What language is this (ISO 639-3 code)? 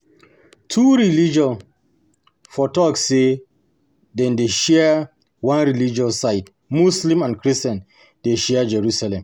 pcm